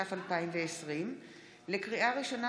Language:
Hebrew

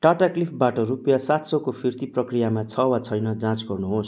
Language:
Nepali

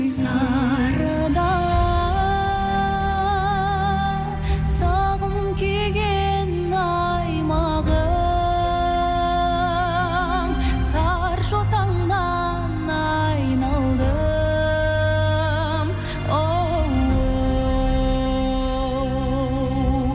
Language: Kazakh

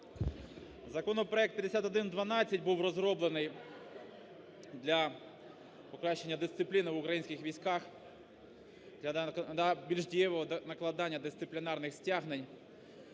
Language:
Ukrainian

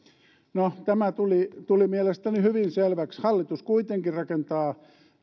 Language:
Finnish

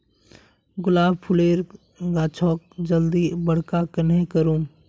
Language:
Magahi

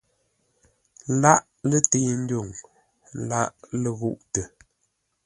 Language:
Ngombale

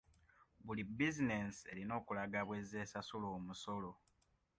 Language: Ganda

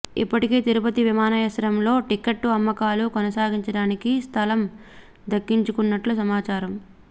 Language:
Telugu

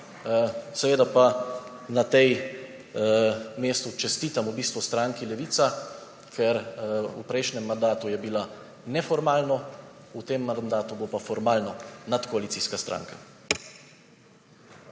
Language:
Slovenian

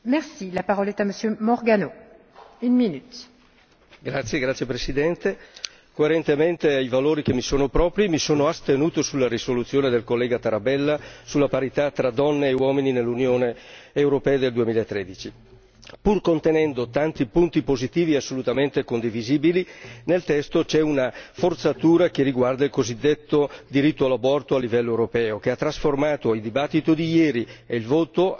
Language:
Italian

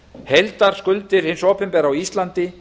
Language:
Icelandic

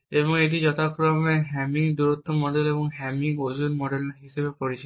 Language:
Bangla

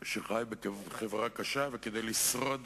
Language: Hebrew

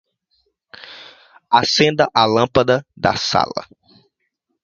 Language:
Portuguese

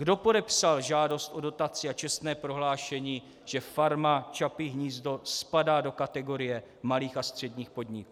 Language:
Czech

